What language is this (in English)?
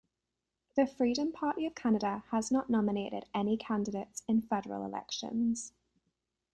English